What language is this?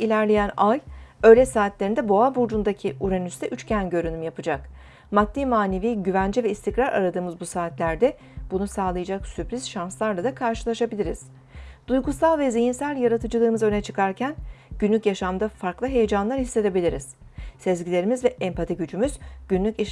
Turkish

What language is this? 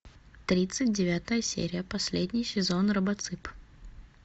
Russian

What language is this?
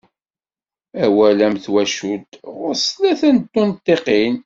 Kabyle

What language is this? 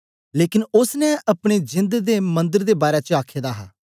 Dogri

